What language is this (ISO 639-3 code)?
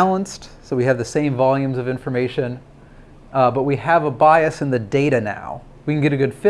eng